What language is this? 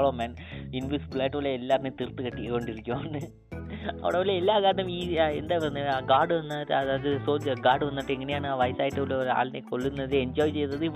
Malayalam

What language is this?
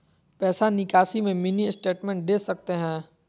Magahi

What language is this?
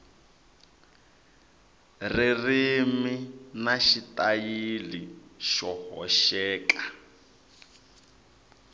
Tsonga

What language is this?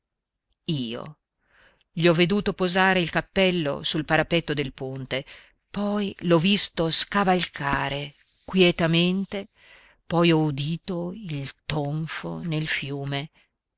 Italian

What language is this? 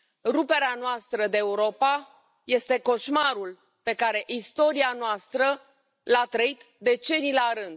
Romanian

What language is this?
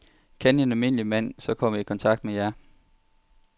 Danish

